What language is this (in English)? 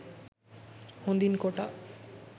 Sinhala